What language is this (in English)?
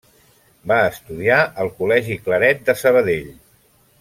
Catalan